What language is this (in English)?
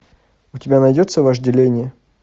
Russian